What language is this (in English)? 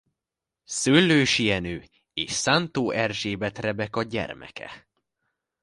Hungarian